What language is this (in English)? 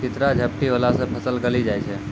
Maithili